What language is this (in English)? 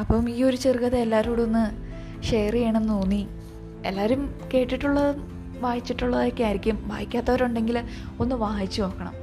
Malayalam